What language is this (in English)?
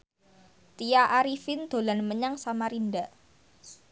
Javanese